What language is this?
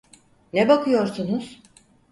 Turkish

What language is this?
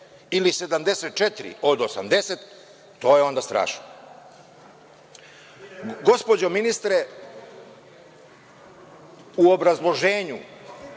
Serbian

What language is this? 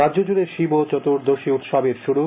Bangla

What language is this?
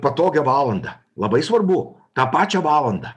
Lithuanian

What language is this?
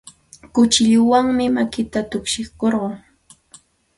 Santa Ana de Tusi Pasco Quechua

